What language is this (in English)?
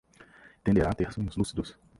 Portuguese